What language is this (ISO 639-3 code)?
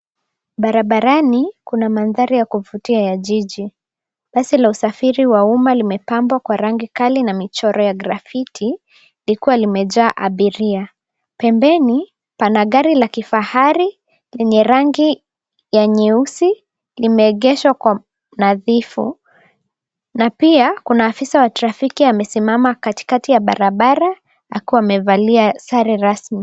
swa